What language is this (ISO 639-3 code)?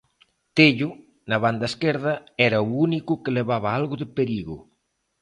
glg